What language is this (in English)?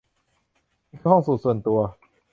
Thai